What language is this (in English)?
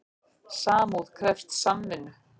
Icelandic